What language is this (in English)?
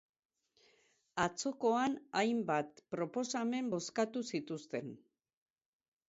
Basque